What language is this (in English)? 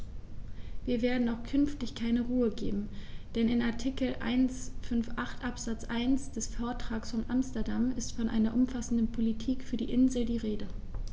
German